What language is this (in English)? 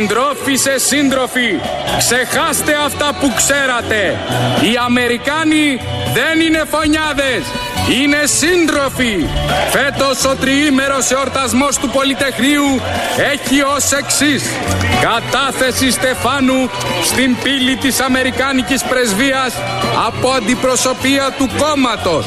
Greek